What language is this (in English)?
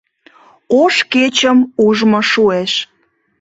Mari